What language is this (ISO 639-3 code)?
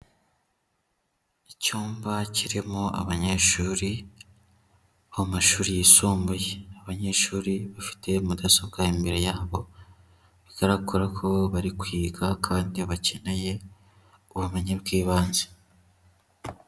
kin